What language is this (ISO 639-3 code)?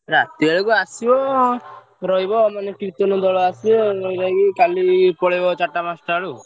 ori